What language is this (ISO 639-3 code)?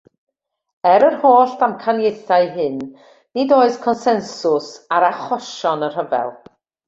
cym